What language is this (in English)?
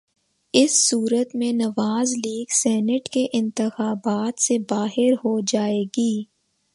Urdu